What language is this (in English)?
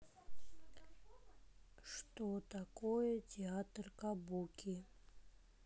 Russian